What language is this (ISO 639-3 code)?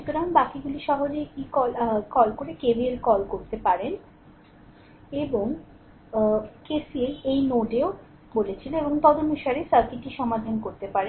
ben